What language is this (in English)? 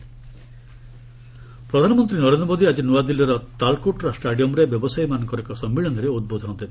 Odia